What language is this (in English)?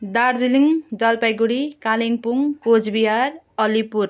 Nepali